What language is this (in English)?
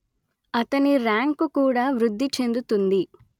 Telugu